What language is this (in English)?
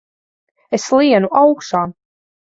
Latvian